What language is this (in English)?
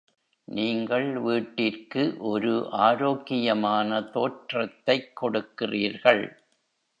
Tamil